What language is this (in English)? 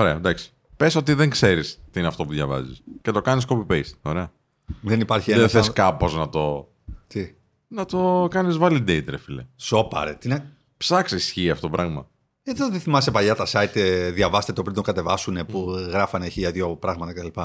Greek